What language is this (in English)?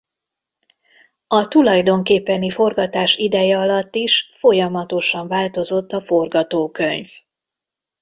Hungarian